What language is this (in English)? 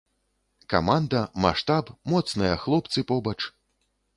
Belarusian